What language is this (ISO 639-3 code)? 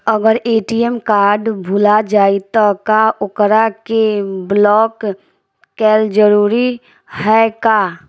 bho